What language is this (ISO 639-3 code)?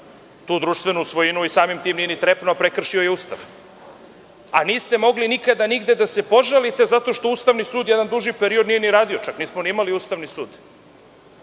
srp